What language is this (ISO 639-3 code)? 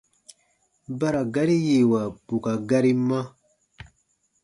bba